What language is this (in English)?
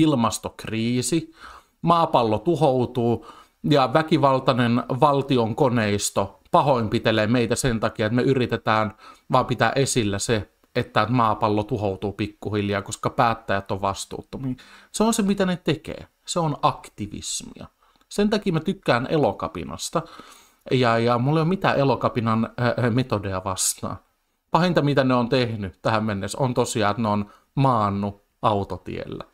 Finnish